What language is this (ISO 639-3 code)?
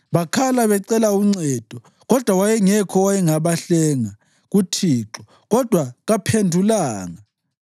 nde